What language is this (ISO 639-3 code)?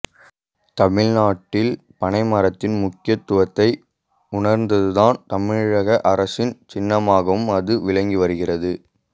tam